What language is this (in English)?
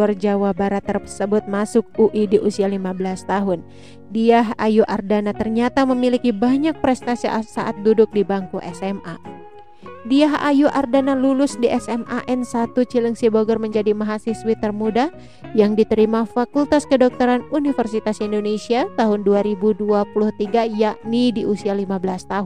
Indonesian